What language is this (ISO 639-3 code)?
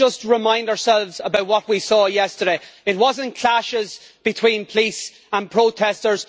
eng